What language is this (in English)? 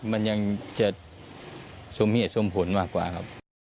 Thai